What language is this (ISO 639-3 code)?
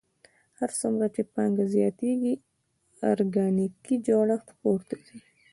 pus